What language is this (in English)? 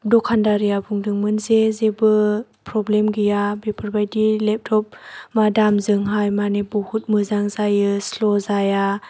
Bodo